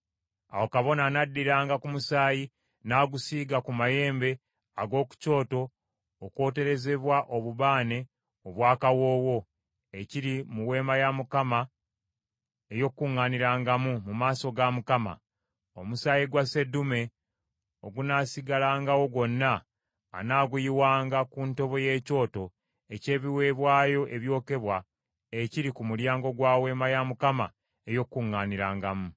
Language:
Ganda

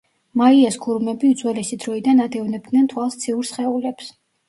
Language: Georgian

